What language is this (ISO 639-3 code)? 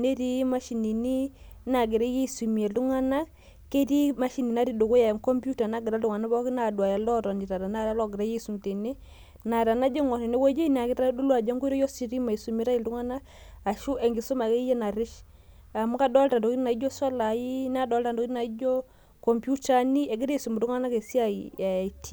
mas